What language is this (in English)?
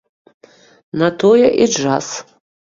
Belarusian